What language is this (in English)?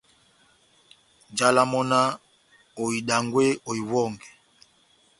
Batanga